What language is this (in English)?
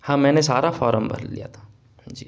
Urdu